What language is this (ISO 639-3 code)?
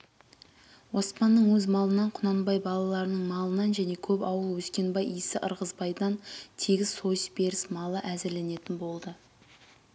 kaz